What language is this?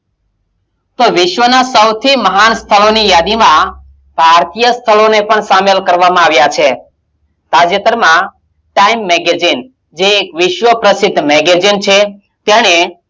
Gujarati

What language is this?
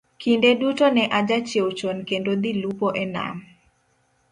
Luo (Kenya and Tanzania)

